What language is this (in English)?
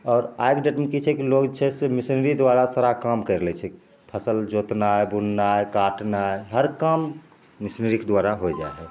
Maithili